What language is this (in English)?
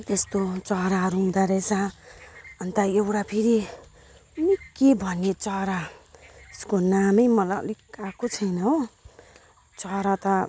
Nepali